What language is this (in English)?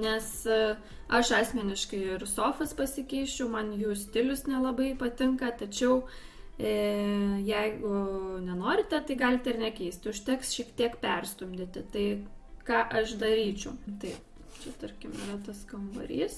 Lithuanian